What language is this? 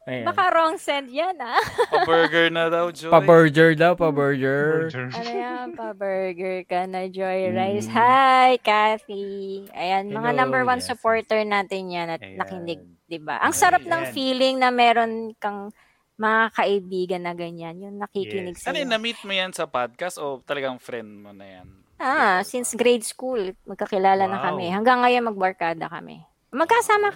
Filipino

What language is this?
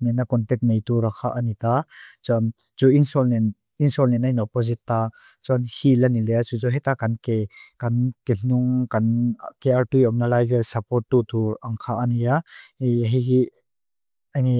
Mizo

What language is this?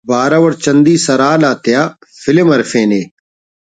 Brahui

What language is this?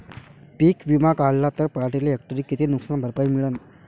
Marathi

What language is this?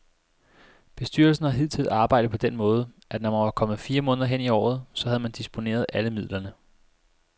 Danish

